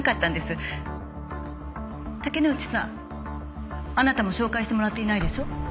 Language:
Japanese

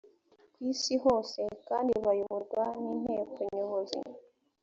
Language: Kinyarwanda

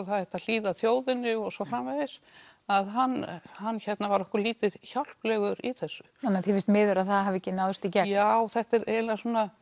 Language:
Icelandic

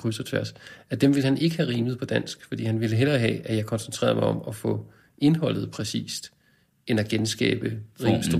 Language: Danish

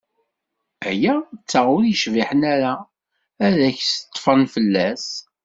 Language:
Kabyle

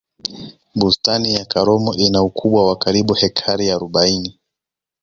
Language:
Swahili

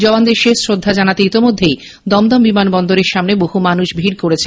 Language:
Bangla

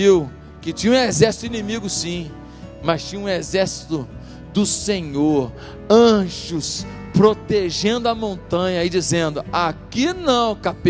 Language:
Portuguese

